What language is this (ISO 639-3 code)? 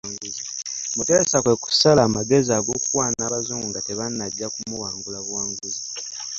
lug